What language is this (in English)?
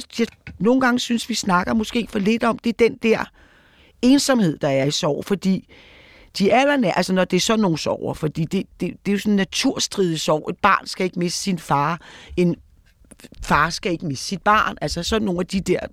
Danish